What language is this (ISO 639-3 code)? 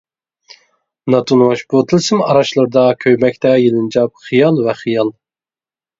uig